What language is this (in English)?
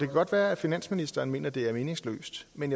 Danish